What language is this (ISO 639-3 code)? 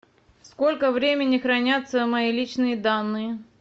rus